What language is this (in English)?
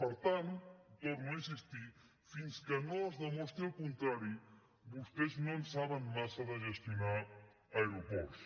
Catalan